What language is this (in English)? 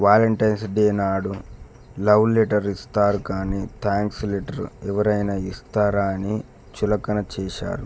Telugu